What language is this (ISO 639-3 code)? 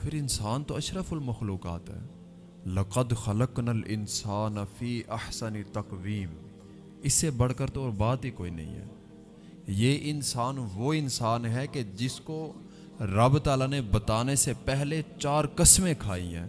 urd